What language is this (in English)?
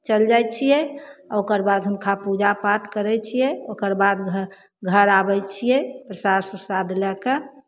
Maithili